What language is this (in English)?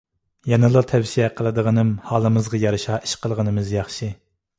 Uyghur